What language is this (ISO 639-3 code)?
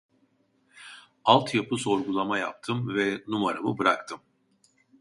tur